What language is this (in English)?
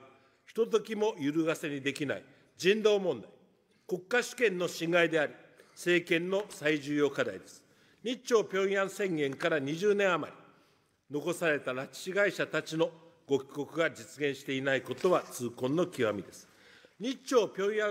Japanese